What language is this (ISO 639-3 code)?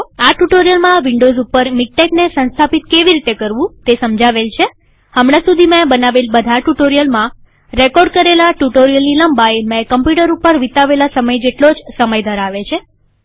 guj